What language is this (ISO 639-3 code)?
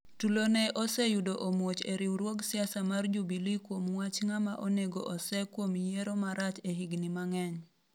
luo